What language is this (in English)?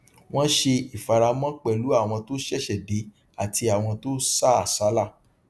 Yoruba